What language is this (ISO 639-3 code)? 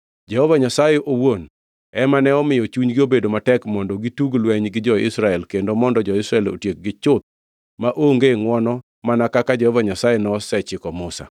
luo